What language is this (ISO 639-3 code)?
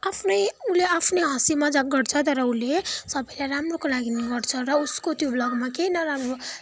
nep